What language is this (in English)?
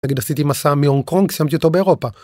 Hebrew